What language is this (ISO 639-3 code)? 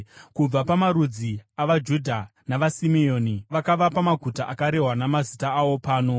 sna